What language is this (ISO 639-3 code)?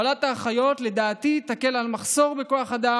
heb